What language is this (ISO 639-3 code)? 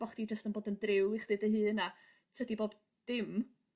cym